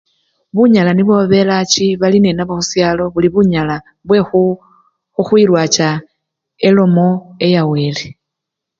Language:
Luyia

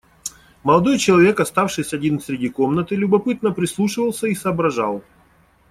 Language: Russian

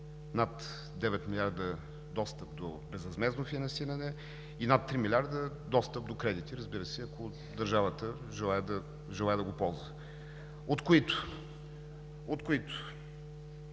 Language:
Bulgarian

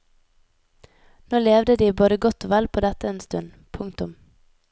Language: Norwegian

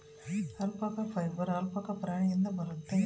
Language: Kannada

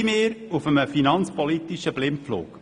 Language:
Swiss German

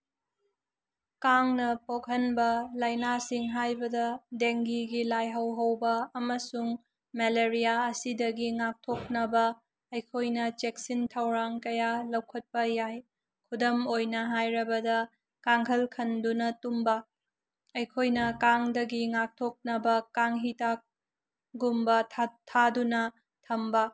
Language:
Manipuri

